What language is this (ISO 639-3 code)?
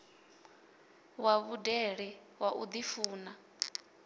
ven